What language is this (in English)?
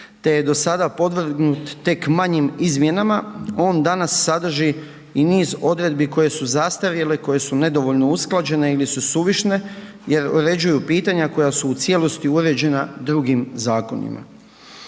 Croatian